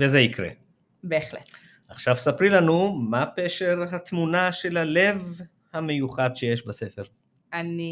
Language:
Hebrew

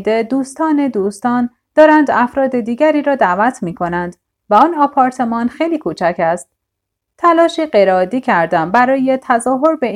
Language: Persian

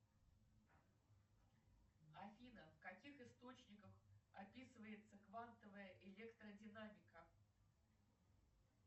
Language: Russian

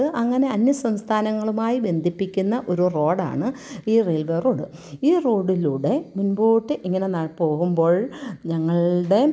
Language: Malayalam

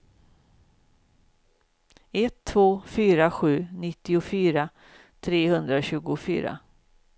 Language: Swedish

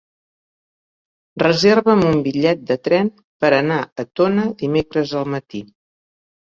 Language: Catalan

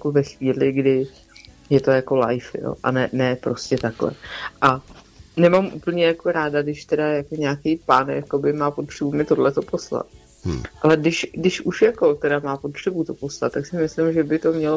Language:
Czech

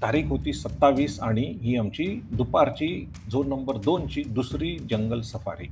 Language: Marathi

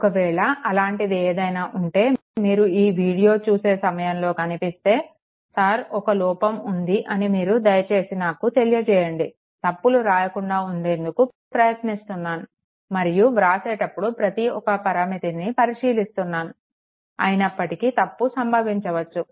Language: Telugu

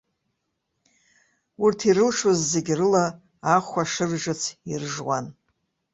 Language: Abkhazian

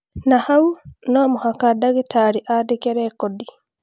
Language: Kikuyu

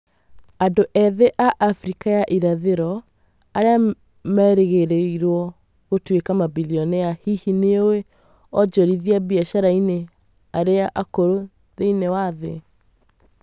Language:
Kikuyu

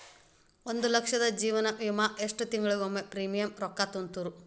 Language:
Kannada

